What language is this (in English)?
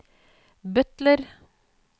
Norwegian